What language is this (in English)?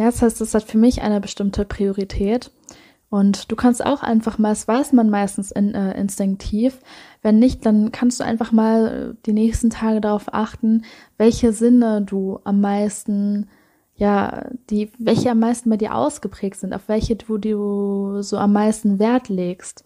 German